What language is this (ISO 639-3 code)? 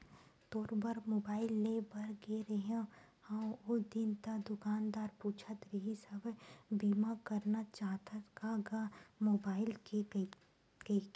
hne